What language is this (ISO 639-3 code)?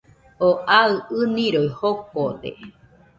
hux